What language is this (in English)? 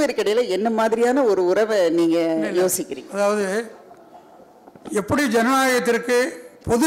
Tamil